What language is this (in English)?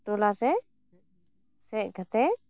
Santali